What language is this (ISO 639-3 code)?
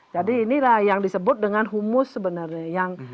ind